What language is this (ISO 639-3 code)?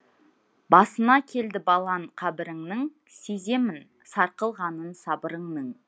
kaz